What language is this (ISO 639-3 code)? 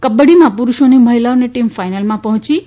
guj